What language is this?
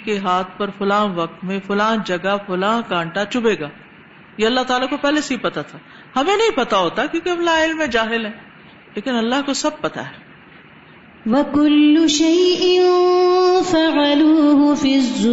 Urdu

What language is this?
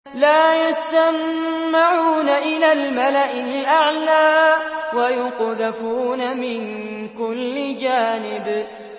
Arabic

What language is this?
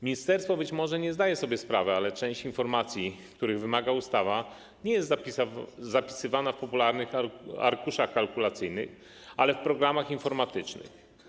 Polish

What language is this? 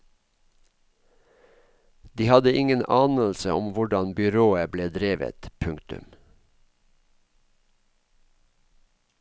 Norwegian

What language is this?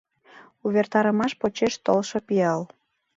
Mari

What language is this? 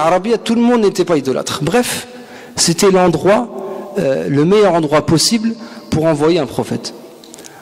French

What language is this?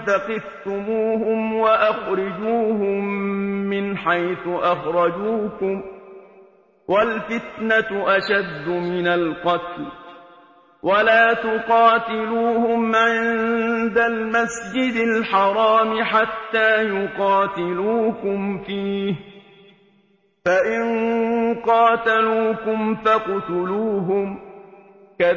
Arabic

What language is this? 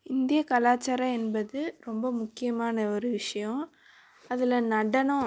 Tamil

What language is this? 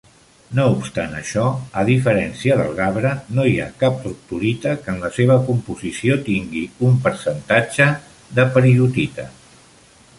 Catalan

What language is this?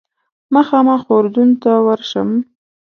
Pashto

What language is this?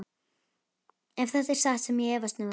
Icelandic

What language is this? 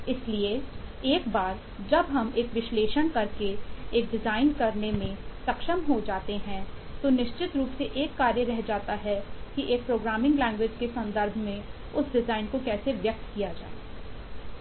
Hindi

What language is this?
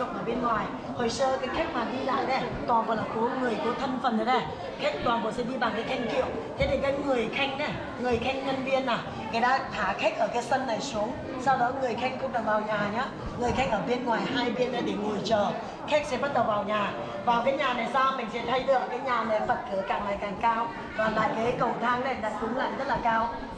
Vietnamese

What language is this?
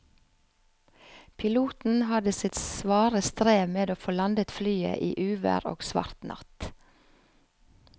Norwegian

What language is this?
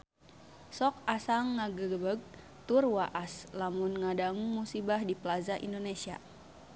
Sundanese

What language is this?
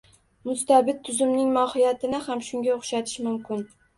Uzbek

